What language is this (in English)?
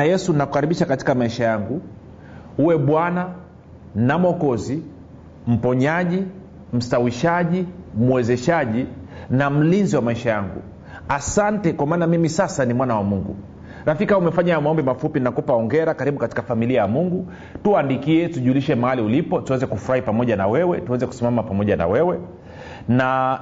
Swahili